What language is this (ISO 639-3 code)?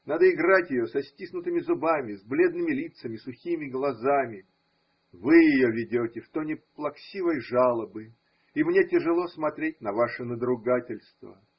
rus